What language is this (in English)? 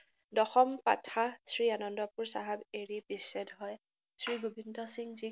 Assamese